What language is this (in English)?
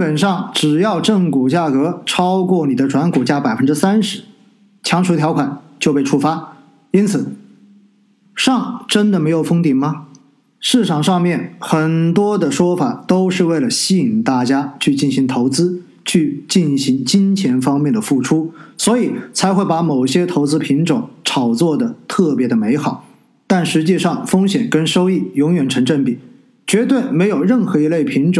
Chinese